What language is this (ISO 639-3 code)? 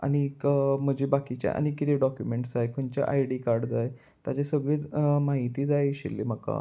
kok